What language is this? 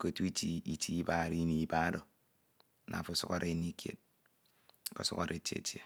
Ito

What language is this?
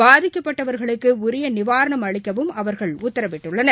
Tamil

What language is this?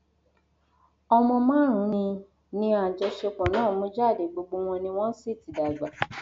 Yoruba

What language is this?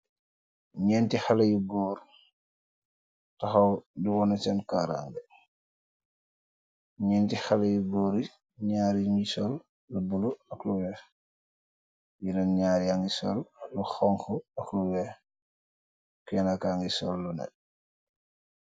Wolof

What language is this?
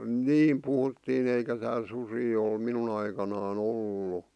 Finnish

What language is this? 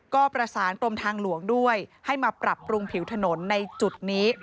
Thai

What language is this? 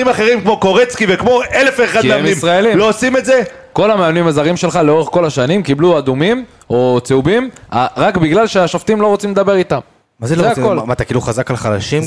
Hebrew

